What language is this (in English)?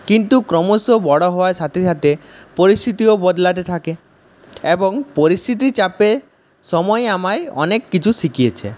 Bangla